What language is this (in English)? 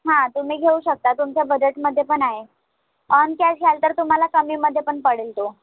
Marathi